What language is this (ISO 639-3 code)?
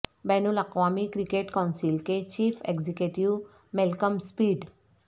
urd